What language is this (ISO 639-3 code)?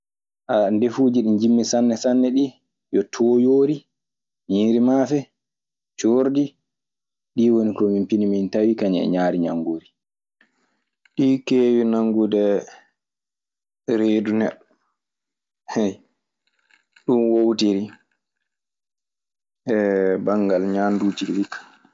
ffm